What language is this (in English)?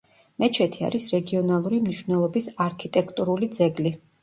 Georgian